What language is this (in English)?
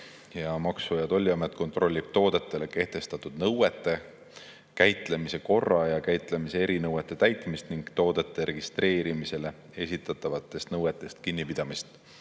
Estonian